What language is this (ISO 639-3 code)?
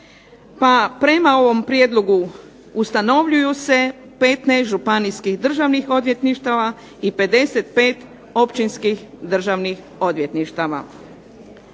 hrv